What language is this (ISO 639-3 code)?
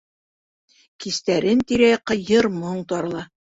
bak